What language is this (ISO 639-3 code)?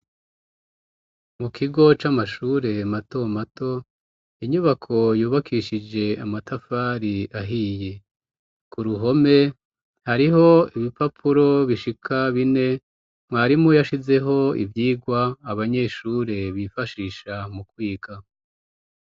run